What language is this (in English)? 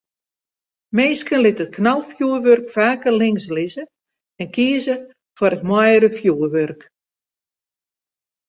Western Frisian